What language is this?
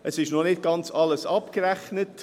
Swiss German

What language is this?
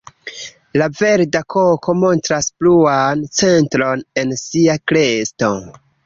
Esperanto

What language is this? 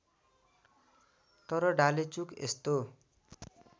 Nepali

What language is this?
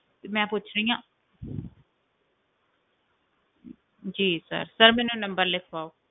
Punjabi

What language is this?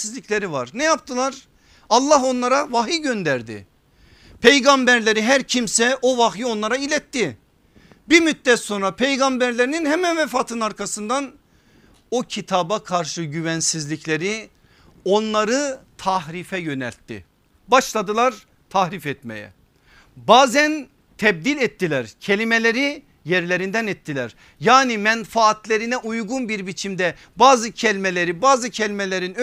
Turkish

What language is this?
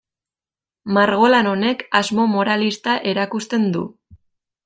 Basque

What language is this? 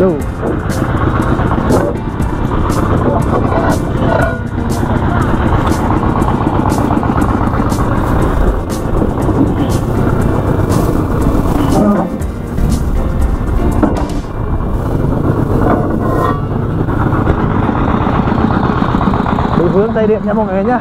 Vietnamese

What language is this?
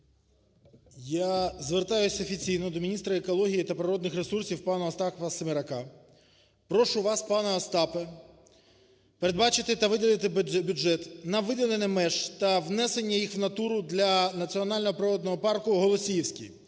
Ukrainian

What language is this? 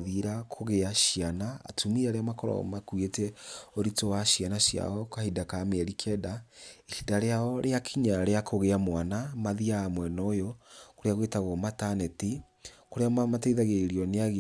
Kikuyu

